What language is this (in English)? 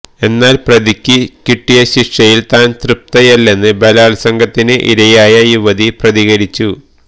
Malayalam